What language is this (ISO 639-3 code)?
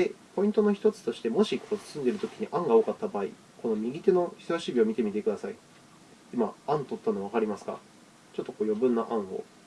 jpn